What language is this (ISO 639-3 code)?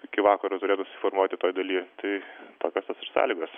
lit